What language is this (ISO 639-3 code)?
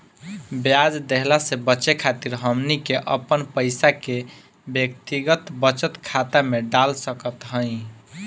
bho